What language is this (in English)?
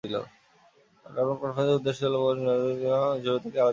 Bangla